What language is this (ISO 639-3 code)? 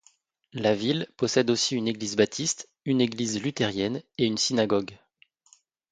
fra